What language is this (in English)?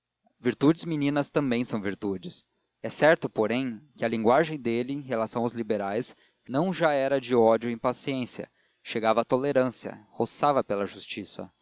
Portuguese